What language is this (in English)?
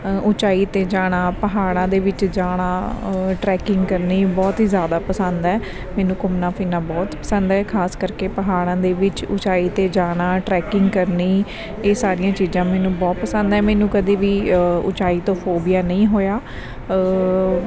Punjabi